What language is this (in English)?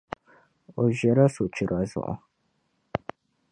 Dagbani